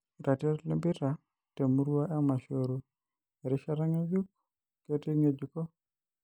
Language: Masai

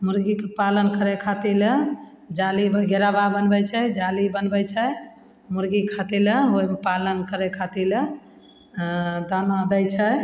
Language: Maithili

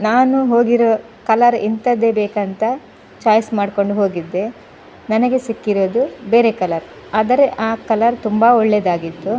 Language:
Kannada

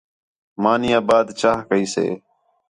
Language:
Khetrani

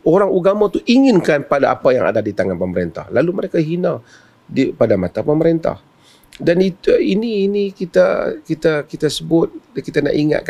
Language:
Malay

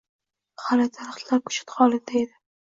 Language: Uzbek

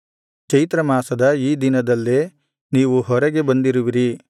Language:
Kannada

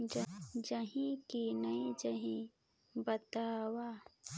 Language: Chhattisgarhi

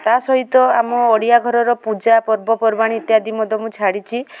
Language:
Odia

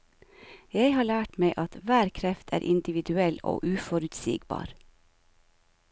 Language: Norwegian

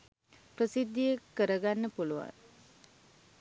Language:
Sinhala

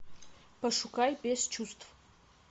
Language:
Russian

